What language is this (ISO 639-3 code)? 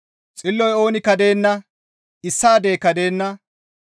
gmv